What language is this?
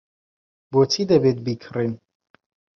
Central Kurdish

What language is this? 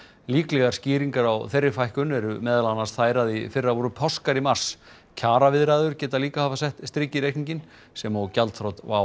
Icelandic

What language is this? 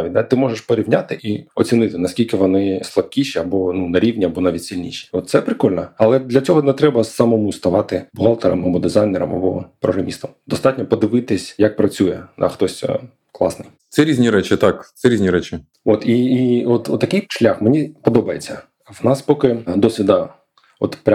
Ukrainian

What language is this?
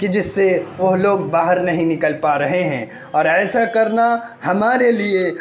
Urdu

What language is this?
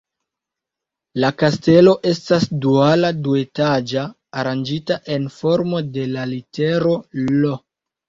Esperanto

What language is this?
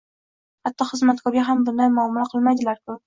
Uzbek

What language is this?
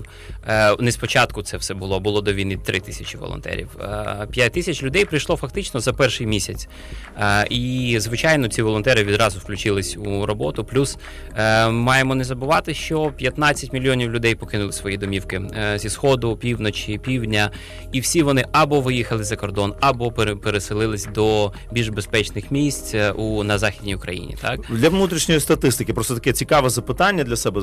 Ukrainian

